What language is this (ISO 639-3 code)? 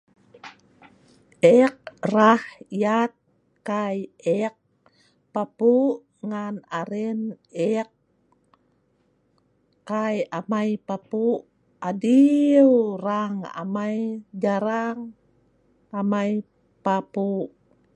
snv